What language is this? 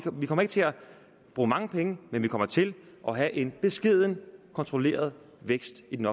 Danish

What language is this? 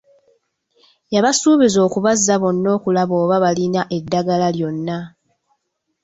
Ganda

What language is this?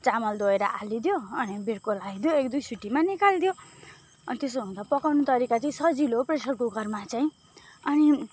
Nepali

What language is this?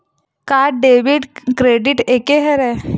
Chhattisgarhi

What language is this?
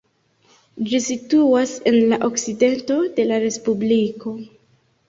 Esperanto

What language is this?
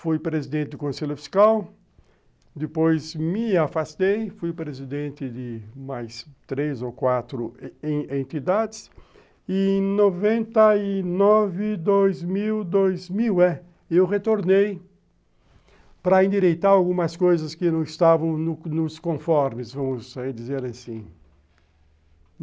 Portuguese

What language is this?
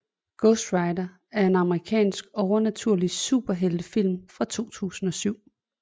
Danish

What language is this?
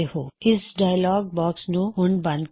Punjabi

